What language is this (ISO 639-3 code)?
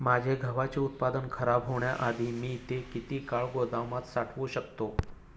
mar